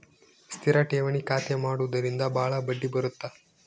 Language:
Kannada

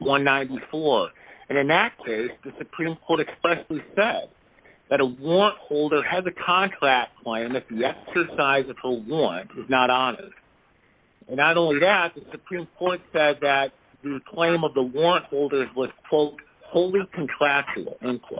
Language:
English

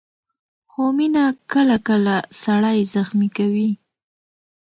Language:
Pashto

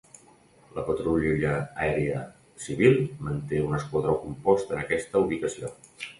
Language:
Catalan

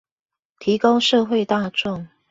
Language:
Chinese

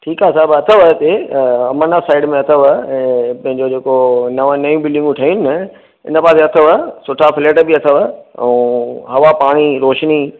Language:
Sindhi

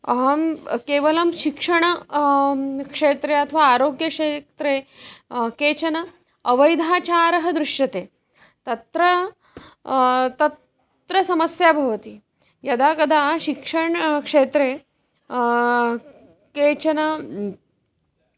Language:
Sanskrit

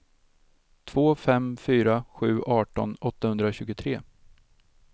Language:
Swedish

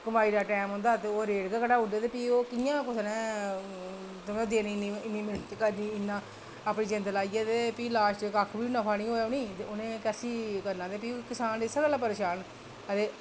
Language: Dogri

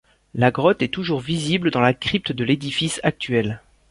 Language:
French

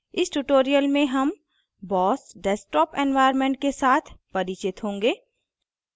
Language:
Hindi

